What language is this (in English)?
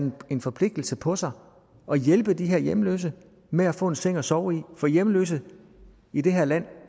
Danish